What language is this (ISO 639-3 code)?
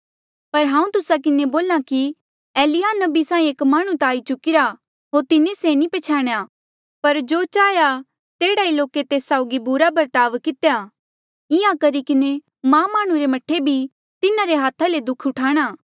mjl